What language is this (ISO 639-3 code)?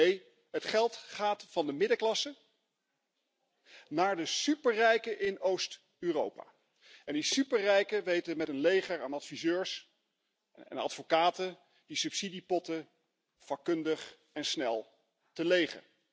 nld